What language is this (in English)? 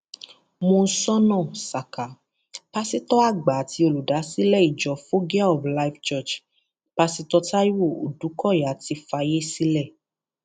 Yoruba